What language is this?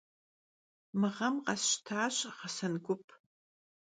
Kabardian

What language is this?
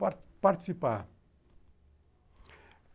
Portuguese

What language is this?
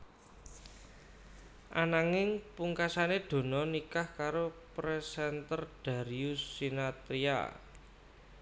Javanese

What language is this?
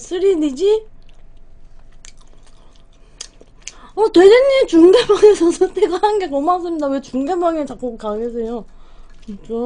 Korean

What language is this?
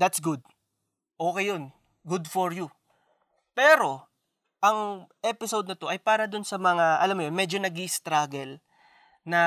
Filipino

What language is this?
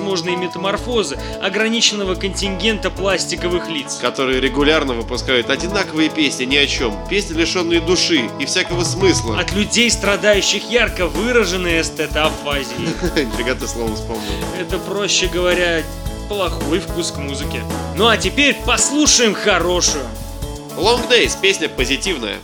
Russian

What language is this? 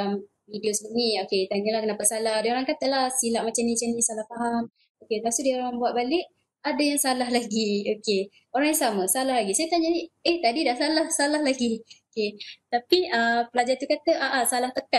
Malay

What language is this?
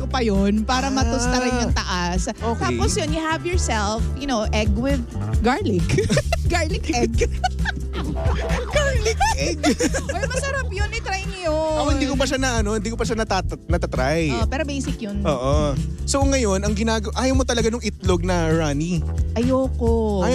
Filipino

